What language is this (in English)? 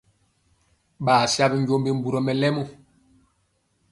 Mpiemo